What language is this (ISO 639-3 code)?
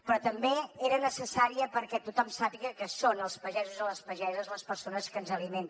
cat